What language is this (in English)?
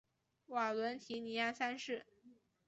Chinese